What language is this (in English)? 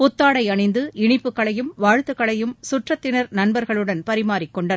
Tamil